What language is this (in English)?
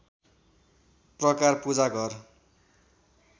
Nepali